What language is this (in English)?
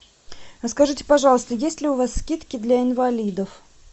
Russian